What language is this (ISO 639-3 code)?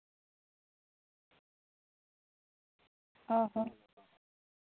sat